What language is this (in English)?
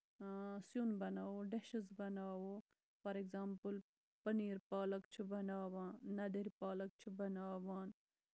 Kashmiri